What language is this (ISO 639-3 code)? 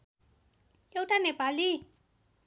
nep